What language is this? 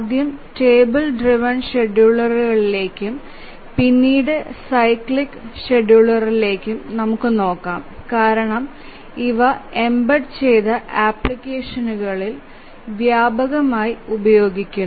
Malayalam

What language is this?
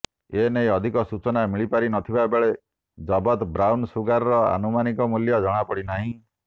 Odia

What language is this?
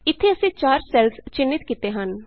Punjabi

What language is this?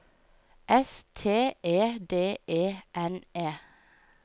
Norwegian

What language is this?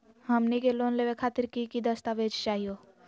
Magahi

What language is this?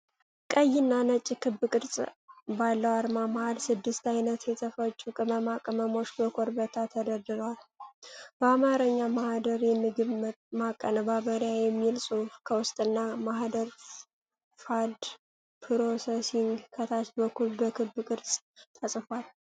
Amharic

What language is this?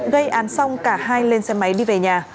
Vietnamese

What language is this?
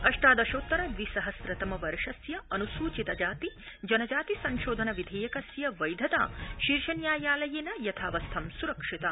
Sanskrit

